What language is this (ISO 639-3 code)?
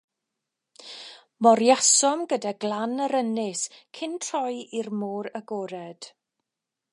cym